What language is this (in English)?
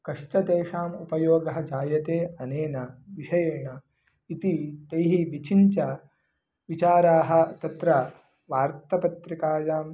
Sanskrit